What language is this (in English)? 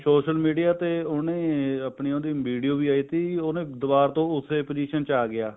Punjabi